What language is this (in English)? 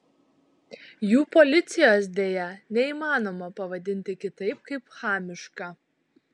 Lithuanian